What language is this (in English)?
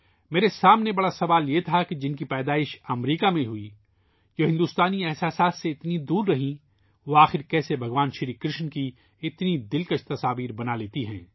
Urdu